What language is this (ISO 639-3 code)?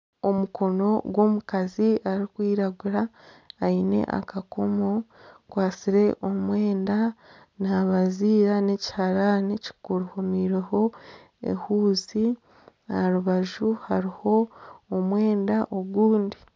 nyn